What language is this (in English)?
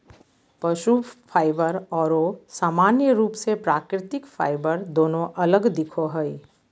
Magahi